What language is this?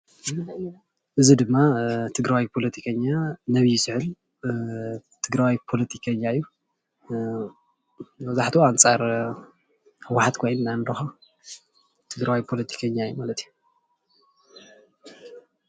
Tigrinya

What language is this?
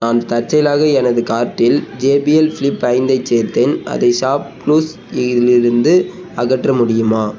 Tamil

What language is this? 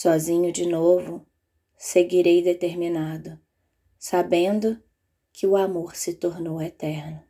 Portuguese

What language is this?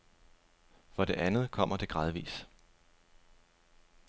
Danish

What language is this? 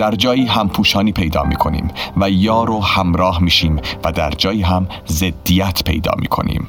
Persian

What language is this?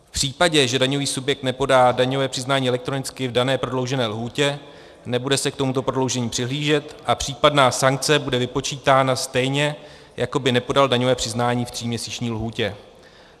Czech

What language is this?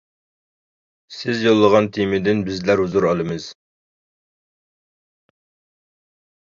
Uyghur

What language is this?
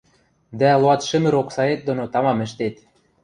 Western Mari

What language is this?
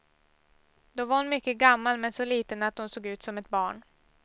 Swedish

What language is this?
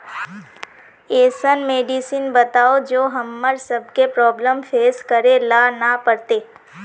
Magahi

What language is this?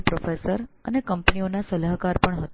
Gujarati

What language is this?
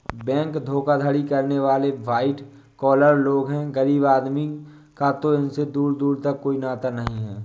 Hindi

